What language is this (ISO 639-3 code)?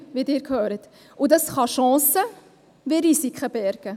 gsw